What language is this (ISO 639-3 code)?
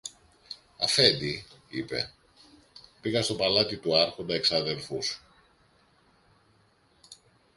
ell